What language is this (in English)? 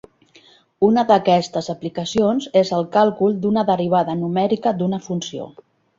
Catalan